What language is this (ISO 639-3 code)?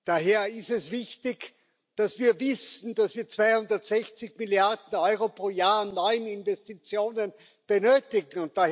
deu